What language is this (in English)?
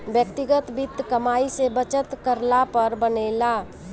Bhojpuri